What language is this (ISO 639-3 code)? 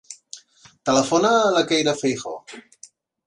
cat